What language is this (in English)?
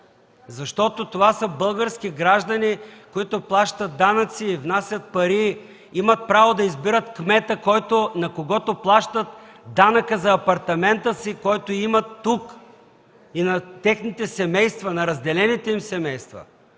Bulgarian